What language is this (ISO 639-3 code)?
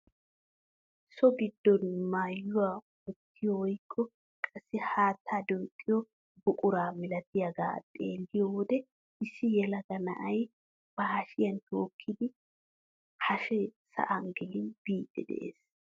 wal